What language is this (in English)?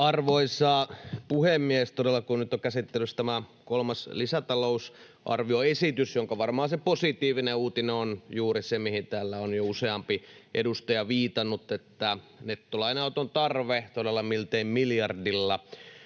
Finnish